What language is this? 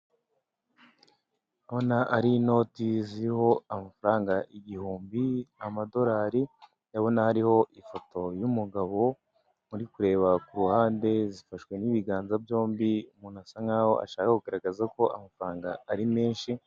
Kinyarwanda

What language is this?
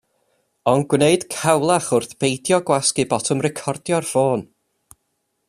Welsh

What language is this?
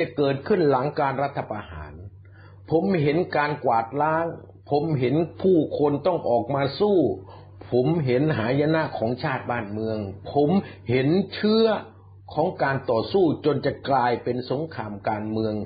Thai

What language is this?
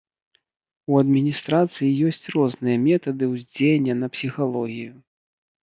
Belarusian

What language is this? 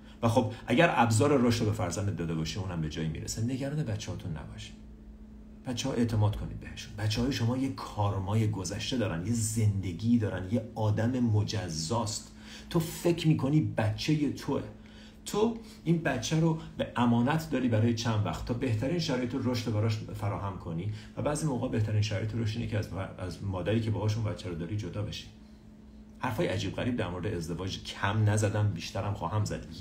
Persian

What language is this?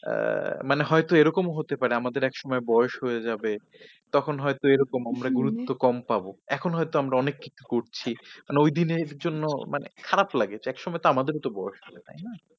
Bangla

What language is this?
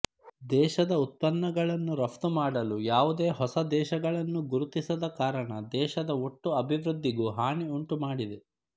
Kannada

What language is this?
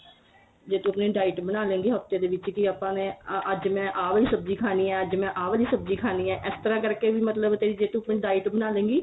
Punjabi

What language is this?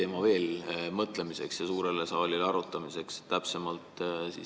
Estonian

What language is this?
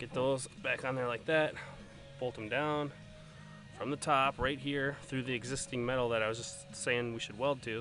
English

